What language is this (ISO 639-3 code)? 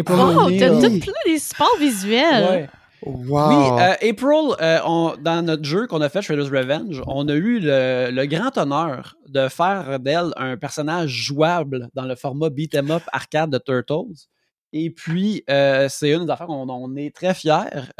fra